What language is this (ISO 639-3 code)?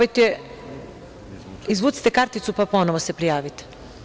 srp